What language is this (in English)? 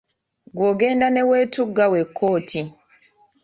Ganda